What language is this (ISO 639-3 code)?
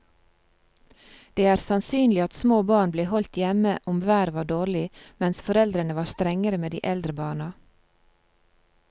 nor